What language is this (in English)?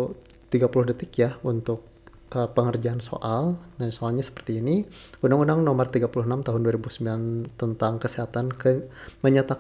Indonesian